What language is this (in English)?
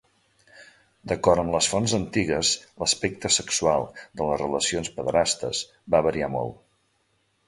Catalan